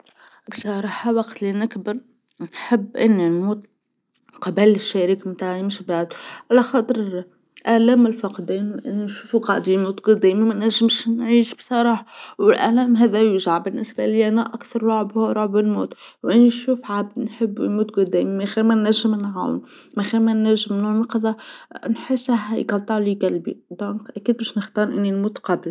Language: Tunisian Arabic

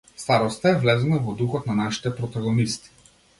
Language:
Macedonian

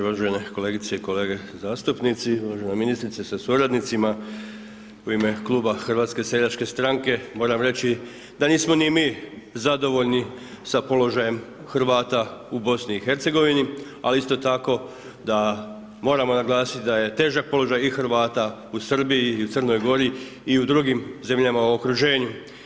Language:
Croatian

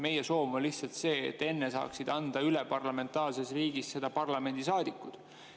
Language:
Estonian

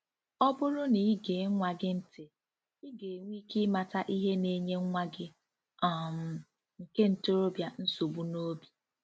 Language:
Igbo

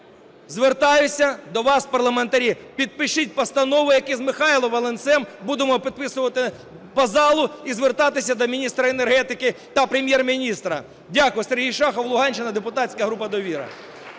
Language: Ukrainian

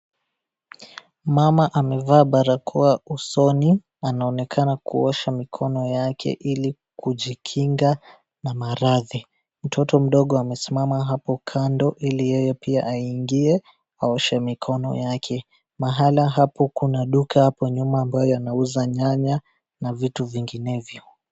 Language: Swahili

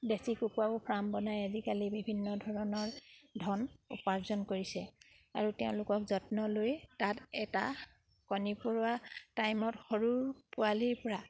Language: Assamese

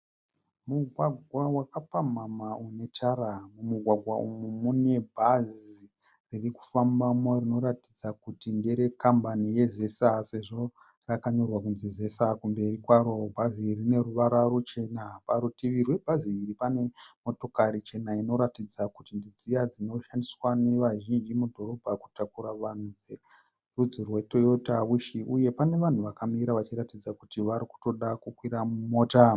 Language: Shona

